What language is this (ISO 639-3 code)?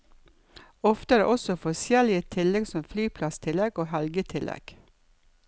nor